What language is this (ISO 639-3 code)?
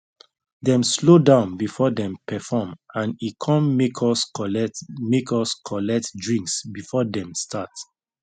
pcm